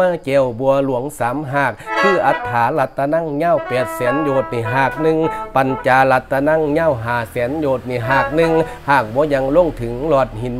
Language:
Thai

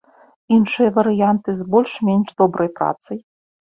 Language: Belarusian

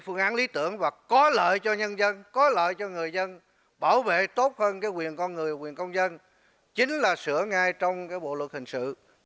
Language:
Vietnamese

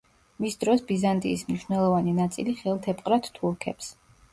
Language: Georgian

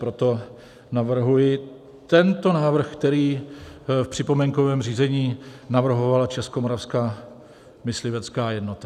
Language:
Czech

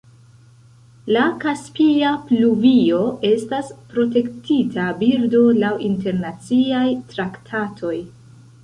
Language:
Esperanto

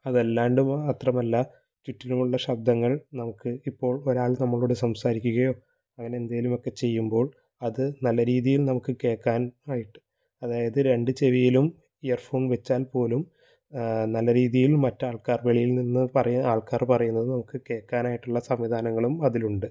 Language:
Malayalam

